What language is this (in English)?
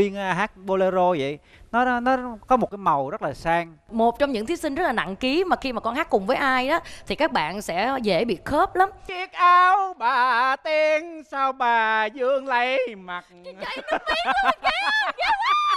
Vietnamese